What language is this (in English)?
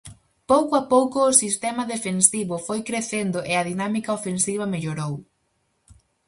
Galician